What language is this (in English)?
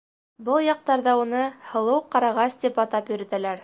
Bashkir